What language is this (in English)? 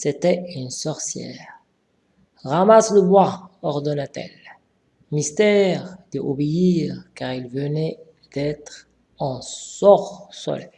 French